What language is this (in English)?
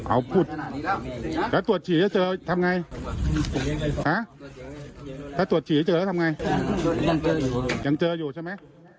Thai